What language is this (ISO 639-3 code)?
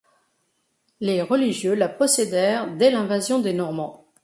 fra